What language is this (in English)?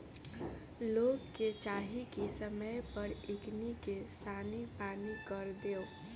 Bhojpuri